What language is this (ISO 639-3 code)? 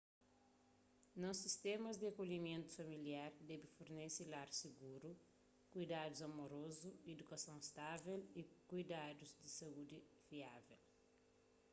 kea